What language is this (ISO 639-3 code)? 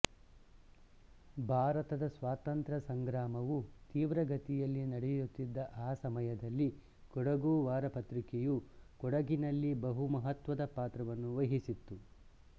kan